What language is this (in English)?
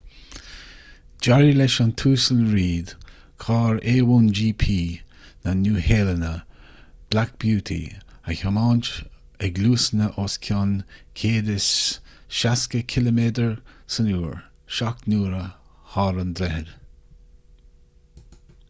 Irish